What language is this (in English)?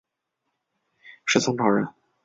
Chinese